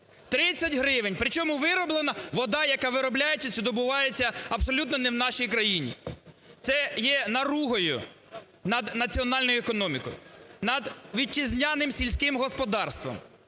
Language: Ukrainian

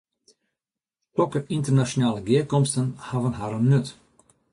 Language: Western Frisian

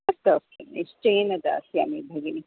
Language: Sanskrit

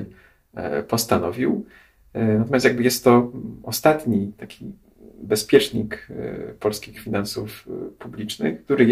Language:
Polish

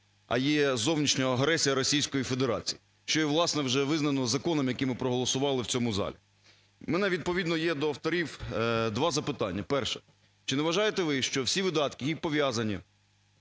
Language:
Ukrainian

